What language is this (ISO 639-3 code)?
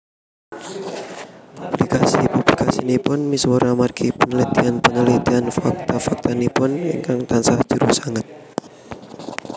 jav